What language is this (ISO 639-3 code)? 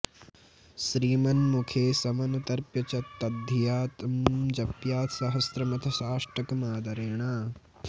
san